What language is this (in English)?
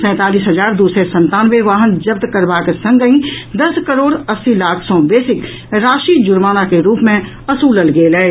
Maithili